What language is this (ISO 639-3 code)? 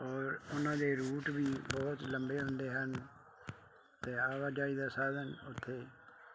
pan